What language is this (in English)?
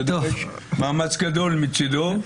Hebrew